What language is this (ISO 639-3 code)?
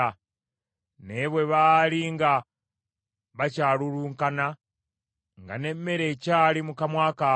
lug